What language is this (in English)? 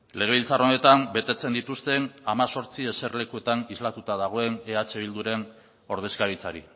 Basque